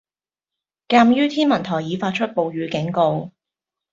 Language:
Cantonese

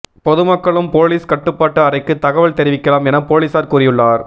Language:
Tamil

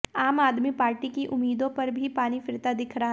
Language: Hindi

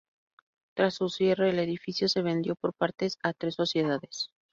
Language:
Spanish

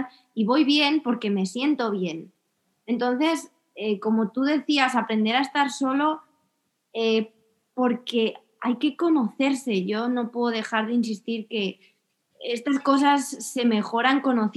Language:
Spanish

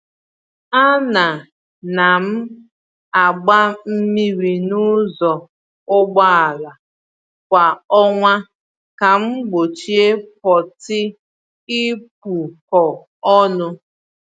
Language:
Igbo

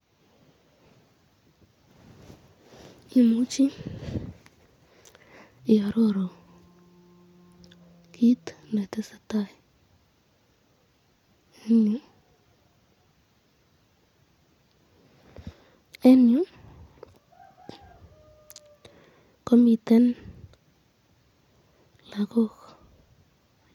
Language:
Kalenjin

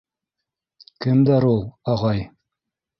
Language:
Bashkir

